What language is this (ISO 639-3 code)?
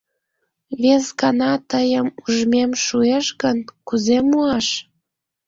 chm